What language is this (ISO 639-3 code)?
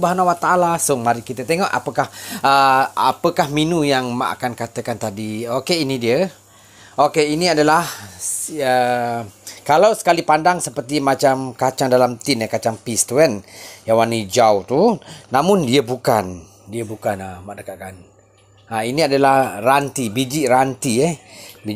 msa